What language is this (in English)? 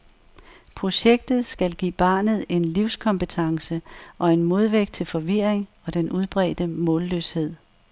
Danish